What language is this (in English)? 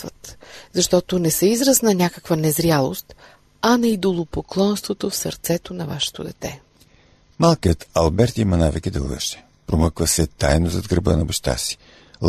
Bulgarian